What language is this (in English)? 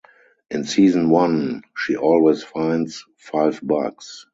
English